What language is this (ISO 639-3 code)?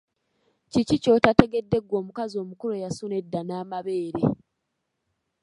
lug